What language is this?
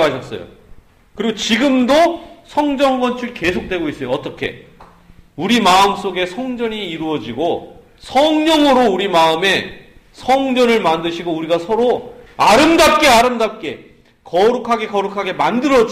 Korean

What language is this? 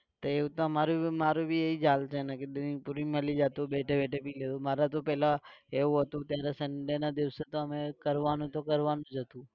Gujarati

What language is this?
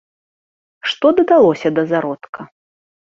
Belarusian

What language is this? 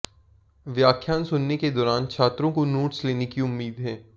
Hindi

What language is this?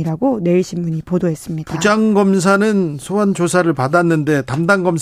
Korean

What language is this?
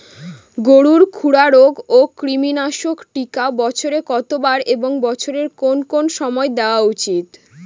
Bangla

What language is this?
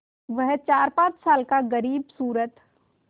Hindi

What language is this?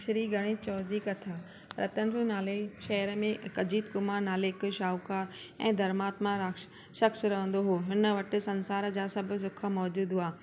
Sindhi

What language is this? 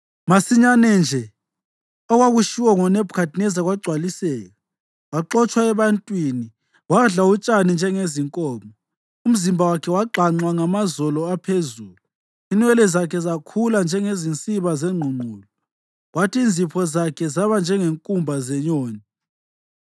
North Ndebele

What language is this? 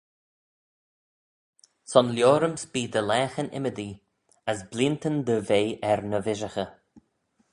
Manx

